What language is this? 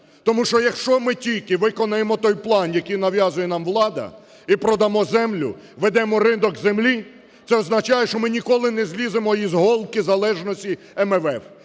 Ukrainian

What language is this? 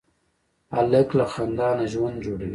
Pashto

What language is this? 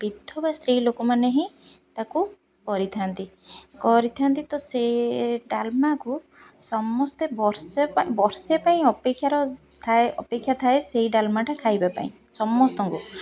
Odia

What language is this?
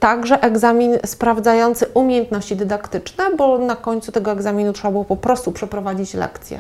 Polish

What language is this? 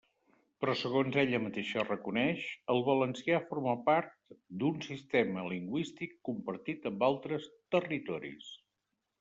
Catalan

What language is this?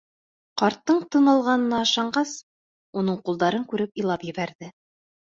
Bashkir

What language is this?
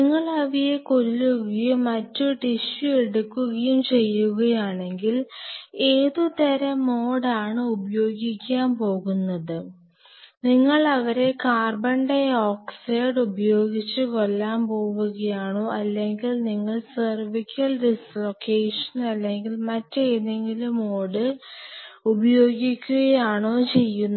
Malayalam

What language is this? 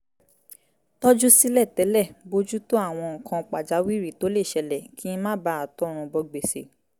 Yoruba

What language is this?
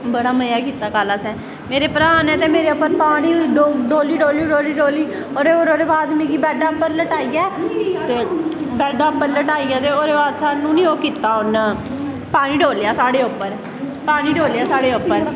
Dogri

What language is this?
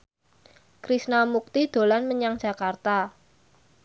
Javanese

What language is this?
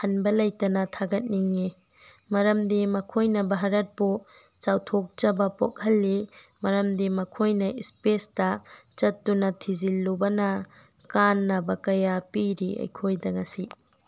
Manipuri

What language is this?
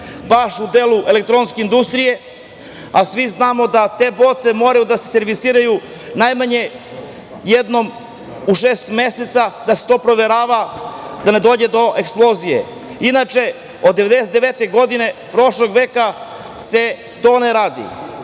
Serbian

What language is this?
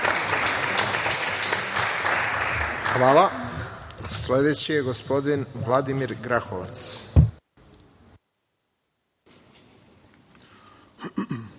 Serbian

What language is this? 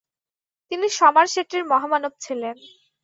Bangla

